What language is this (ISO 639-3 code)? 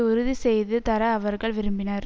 tam